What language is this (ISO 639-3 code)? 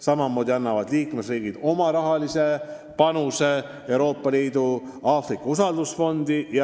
est